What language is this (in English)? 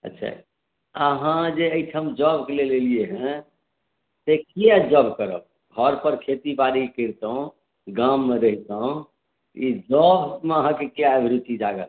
Maithili